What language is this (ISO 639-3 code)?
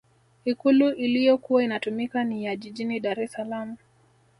swa